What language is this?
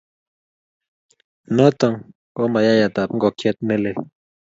Kalenjin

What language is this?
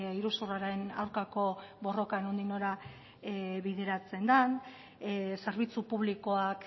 Basque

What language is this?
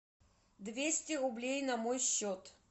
Russian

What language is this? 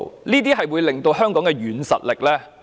Cantonese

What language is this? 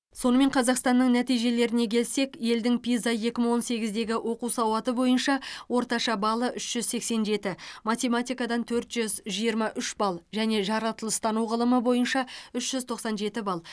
Kazakh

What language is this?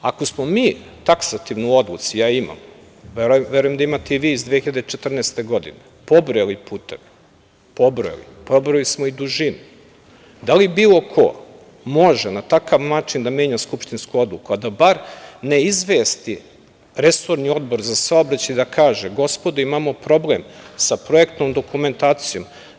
Serbian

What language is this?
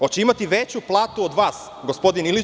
Serbian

